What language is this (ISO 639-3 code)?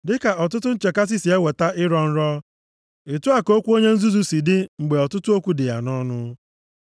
ibo